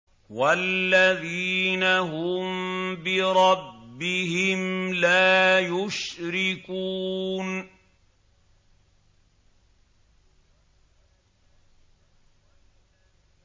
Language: Arabic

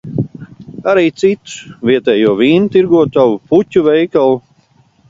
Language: Latvian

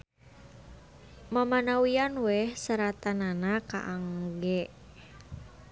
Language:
Sundanese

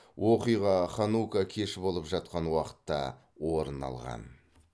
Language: Kazakh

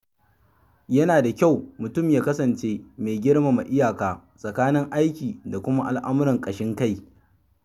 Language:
Hausa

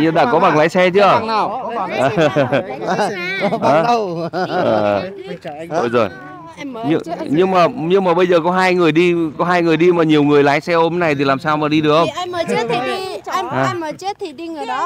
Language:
Vietnamese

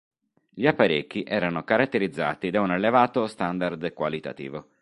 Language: Italian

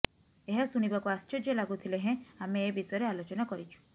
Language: Odia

